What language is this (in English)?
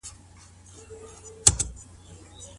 Pashto